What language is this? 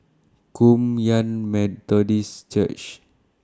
English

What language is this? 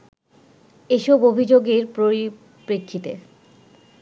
Bangla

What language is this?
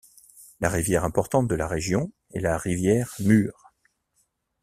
French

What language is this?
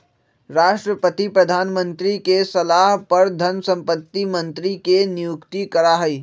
Magahi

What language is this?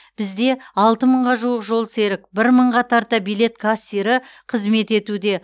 Kazakh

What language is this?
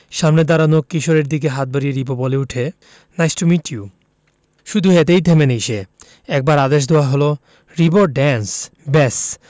Bangla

